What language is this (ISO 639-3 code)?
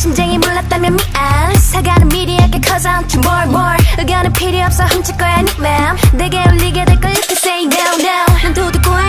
kor